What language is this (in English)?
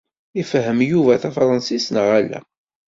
Kabyle